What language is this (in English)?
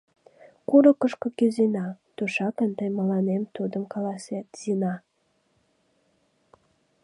Mari